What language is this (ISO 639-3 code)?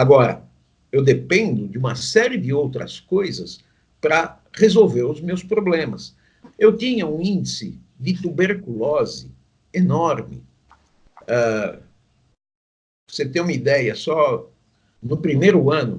por